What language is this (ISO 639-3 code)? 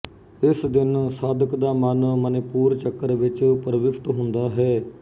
pan